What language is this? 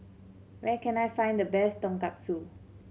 English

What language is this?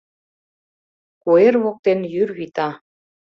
Mari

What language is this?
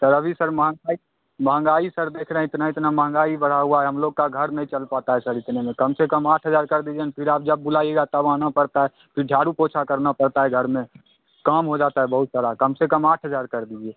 Hindi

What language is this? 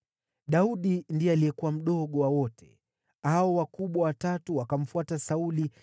Swahili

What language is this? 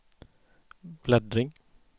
Swedish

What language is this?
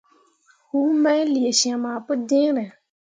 Mundang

